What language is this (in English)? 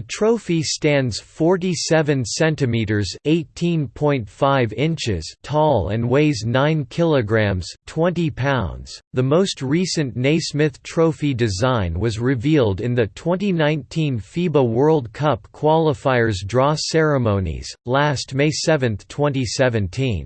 English